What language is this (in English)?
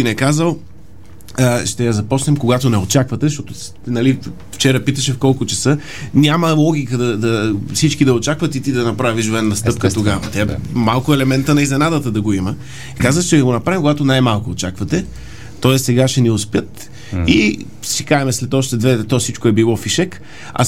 Bulgarian